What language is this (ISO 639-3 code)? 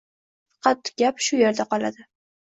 uzb